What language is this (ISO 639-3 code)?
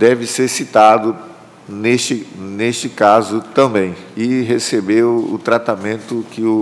por